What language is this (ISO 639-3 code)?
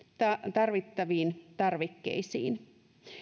fin